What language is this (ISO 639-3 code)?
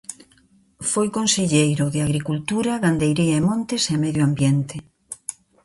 glg